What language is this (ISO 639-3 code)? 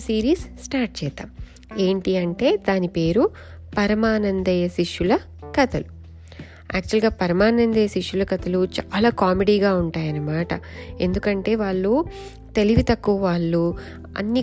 tel